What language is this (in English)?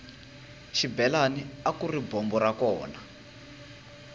Tsonga